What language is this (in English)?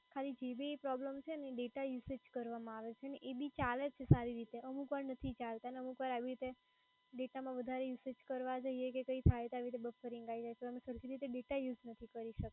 Gujarati